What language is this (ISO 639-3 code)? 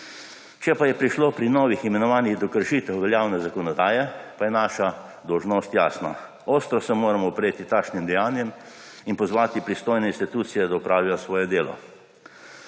slv